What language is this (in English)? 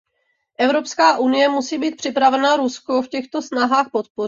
Czech